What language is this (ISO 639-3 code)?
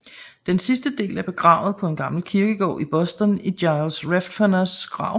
dan